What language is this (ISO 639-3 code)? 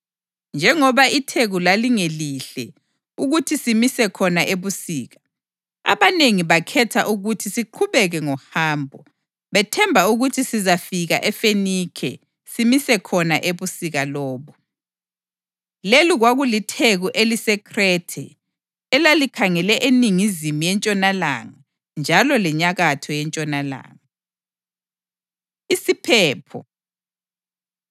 nde